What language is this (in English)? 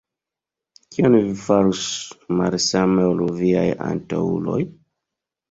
Esperanto